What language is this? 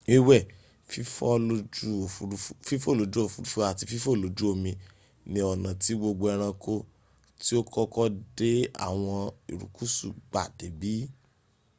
Yoruba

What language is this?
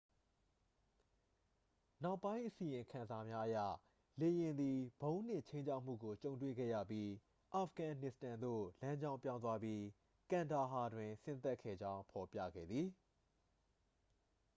Burmese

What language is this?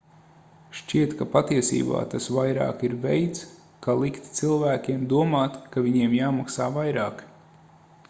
Latvian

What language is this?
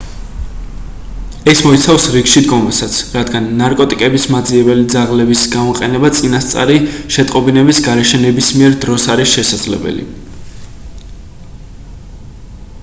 Georgian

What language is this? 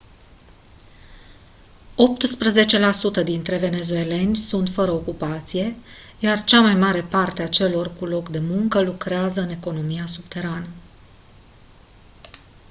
Romanian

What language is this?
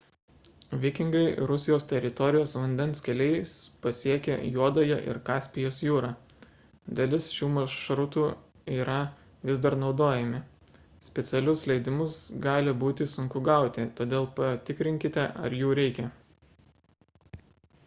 Lithuanian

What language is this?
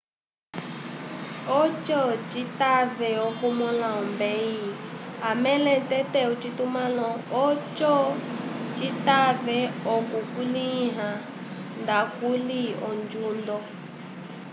Umbundu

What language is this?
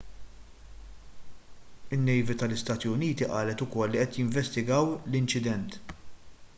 Maltese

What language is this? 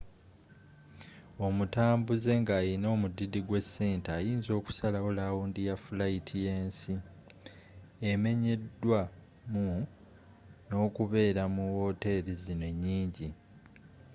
Ganda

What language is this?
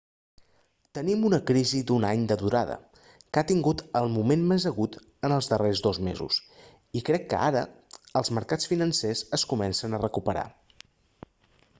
Catalan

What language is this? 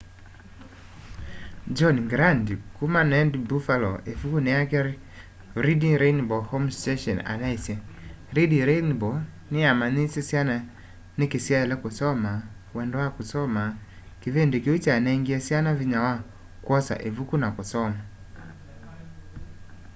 Kamba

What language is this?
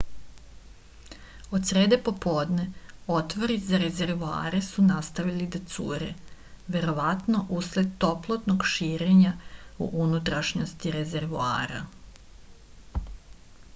Serbian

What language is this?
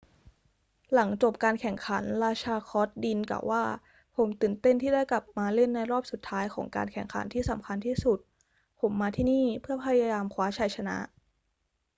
Thai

